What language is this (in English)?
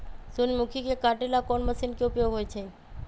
Magahi